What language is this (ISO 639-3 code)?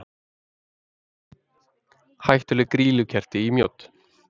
isl